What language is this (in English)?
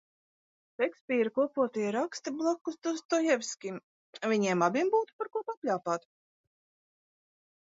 Latvian